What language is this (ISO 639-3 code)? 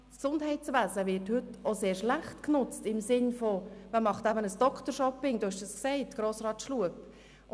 gsw